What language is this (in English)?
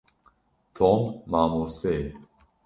Kurdish